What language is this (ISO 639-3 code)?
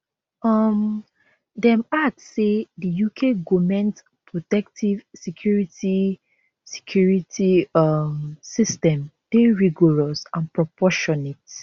pcm